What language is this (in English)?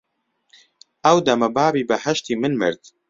Central Kurdish